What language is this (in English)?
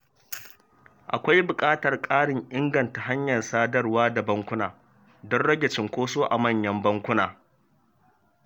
Hausa